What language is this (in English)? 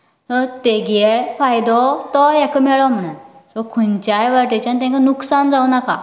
Konkani